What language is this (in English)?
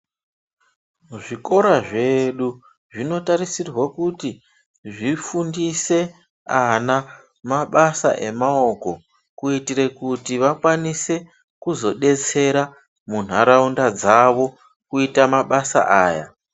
Ndau